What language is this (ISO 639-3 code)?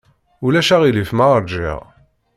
kab